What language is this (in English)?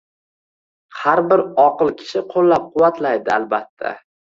Uzbek